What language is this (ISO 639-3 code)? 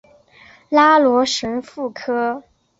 zho